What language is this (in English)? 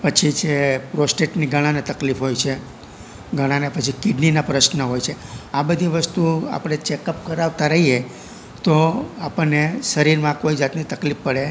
Gujarati